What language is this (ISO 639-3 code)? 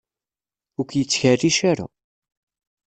kab